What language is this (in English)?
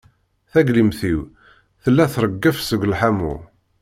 Kabyle